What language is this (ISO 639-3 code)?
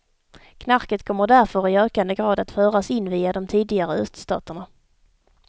swe